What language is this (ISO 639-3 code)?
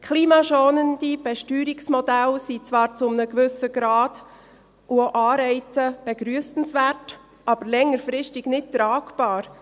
gsw